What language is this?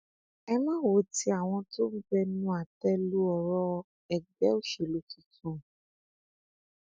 Yoruba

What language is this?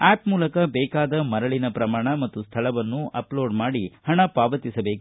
Kannada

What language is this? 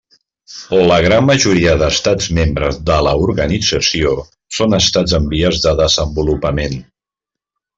Catalan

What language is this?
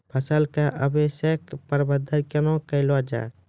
Maithili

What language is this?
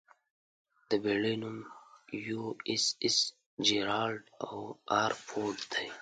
Pashto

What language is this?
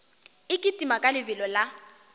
Northern Sotho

